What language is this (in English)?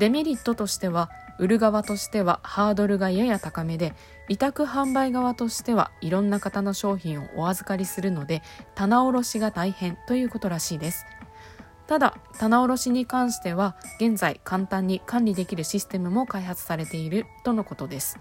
Japanese